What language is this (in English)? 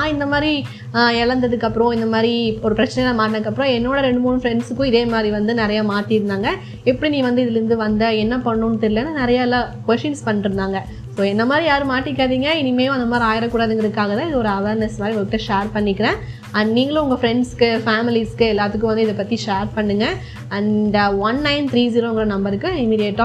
Tamil